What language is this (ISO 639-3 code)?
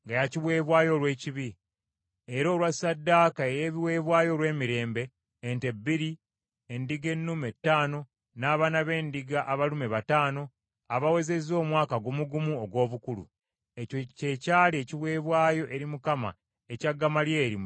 lug